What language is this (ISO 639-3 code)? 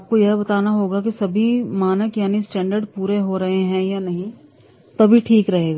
hin